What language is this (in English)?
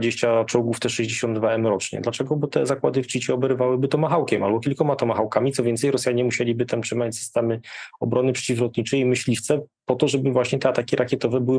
Polish